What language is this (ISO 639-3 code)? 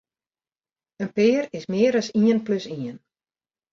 fry